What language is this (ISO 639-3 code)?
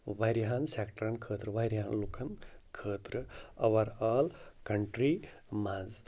kas